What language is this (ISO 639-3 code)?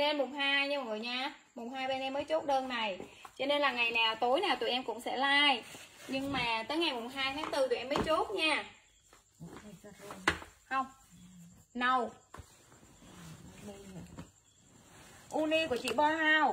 vie